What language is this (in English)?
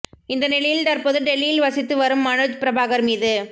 Tamil